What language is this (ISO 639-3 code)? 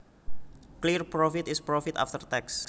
jav